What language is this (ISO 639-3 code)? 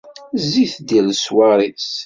kab